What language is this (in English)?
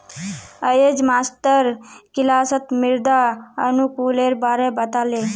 Magahi